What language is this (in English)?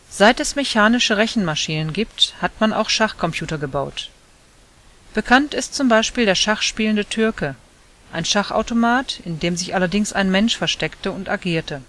German